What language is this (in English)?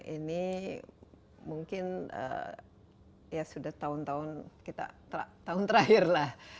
Indonesian